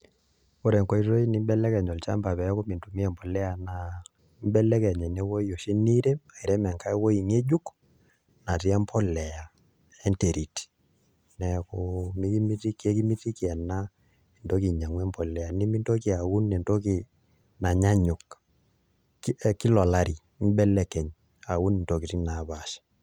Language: Masai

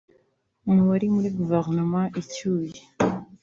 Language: Kinyarwanda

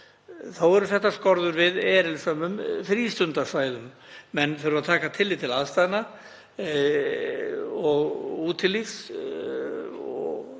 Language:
Icelandic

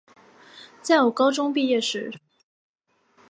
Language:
Chinese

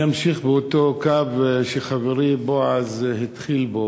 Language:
Hebrew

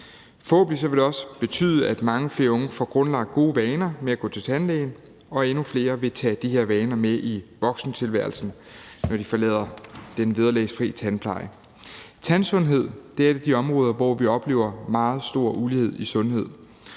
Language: Danish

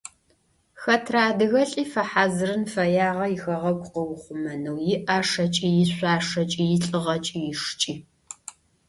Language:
Adyghe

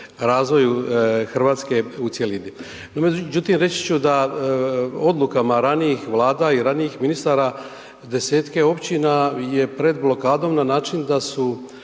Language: Croatian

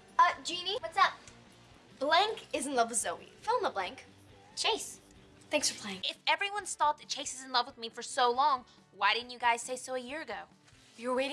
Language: English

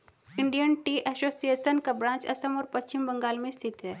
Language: Hindi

